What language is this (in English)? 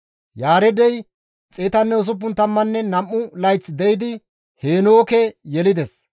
Gamo